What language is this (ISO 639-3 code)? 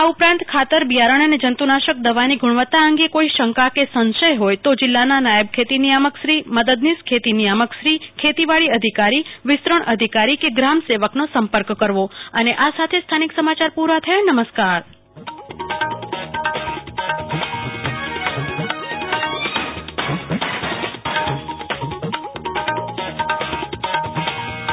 guj